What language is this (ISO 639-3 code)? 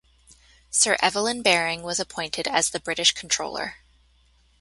eng